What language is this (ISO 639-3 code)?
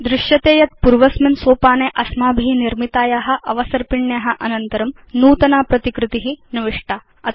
san